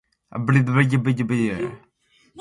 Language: Borgu Fulfulde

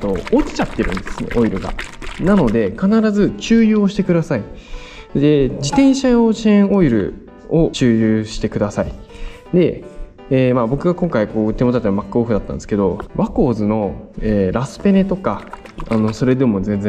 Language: Japanese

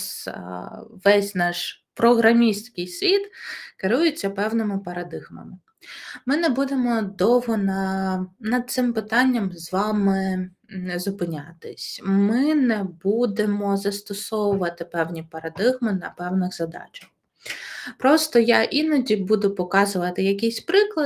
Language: Ukrainian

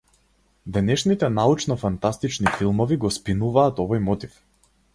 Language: Macedonian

